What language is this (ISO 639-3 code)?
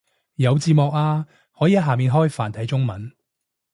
yue